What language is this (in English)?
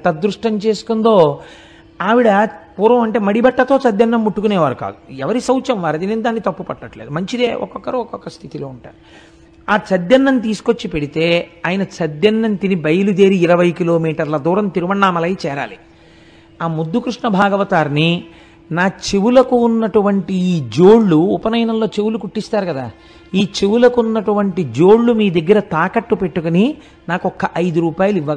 Telugu